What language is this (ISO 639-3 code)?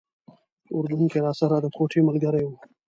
pus